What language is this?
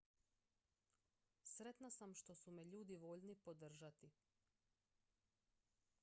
Croatian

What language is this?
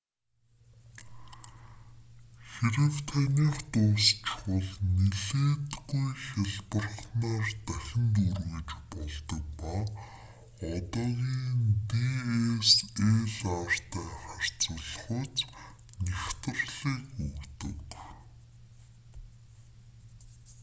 Mongolian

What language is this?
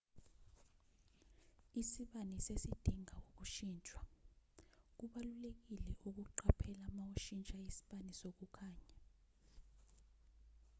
Zulu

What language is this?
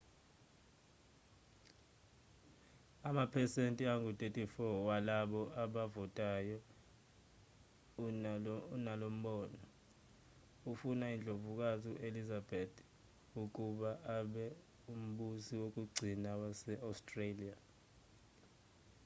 Zulu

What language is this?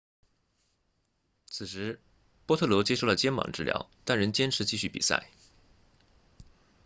Chinese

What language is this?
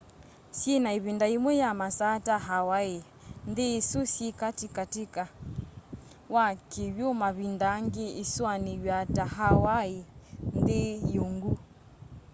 Kamba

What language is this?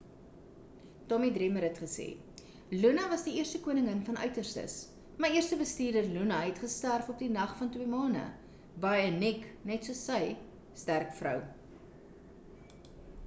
Afrikaans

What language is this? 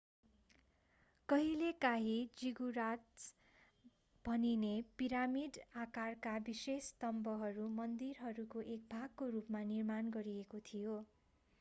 Nepali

